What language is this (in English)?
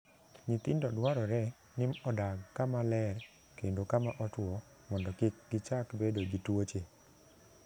Luo (Kenya and Tanzania)